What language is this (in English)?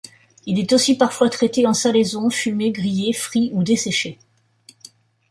French